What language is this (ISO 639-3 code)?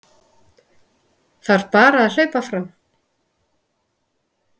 isl